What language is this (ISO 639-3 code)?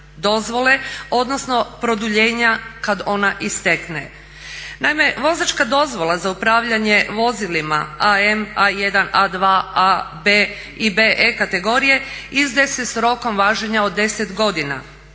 hrv